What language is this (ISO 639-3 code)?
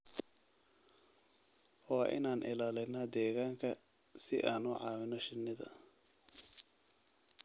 som